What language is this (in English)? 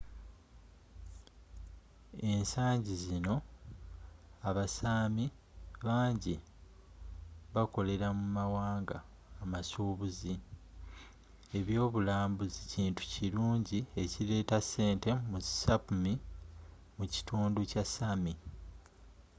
Ganda